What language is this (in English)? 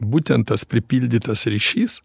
Lithuanian